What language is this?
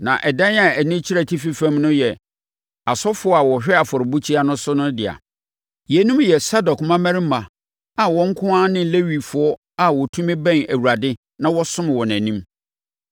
Akan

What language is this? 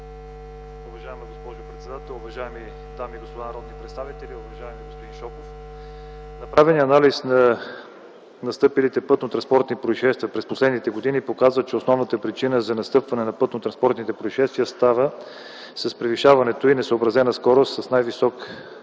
Bulgarian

